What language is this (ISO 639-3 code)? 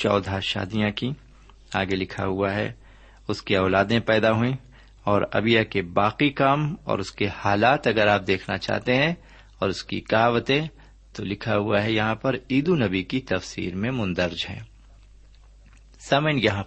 urd